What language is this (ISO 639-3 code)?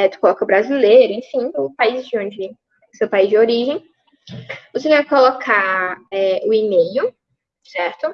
por